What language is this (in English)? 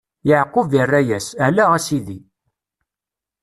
Kabyle